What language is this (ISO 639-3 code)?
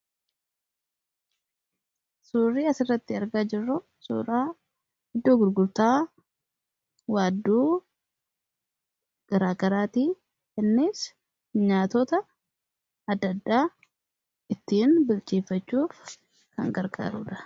orm